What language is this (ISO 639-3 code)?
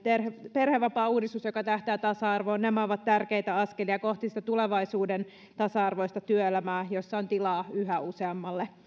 fin